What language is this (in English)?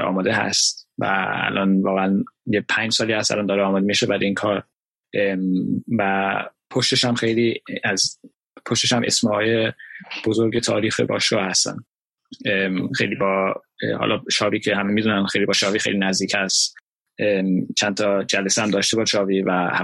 Persian